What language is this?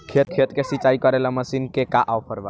Bhojpuri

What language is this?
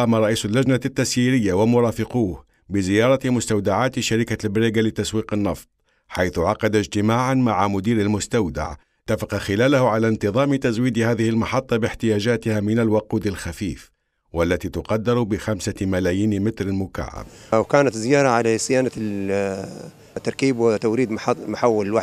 Arabic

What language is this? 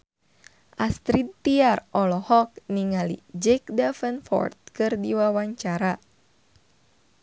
Sundanese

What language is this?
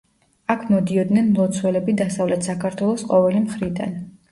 Georgian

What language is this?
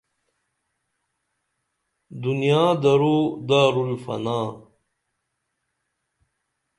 Dameli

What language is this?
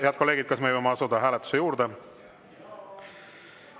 Estonian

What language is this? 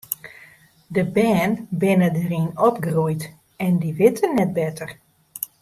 Western Frisian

